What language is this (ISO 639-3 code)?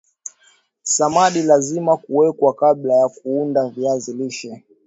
swa